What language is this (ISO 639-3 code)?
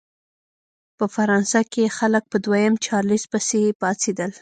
pus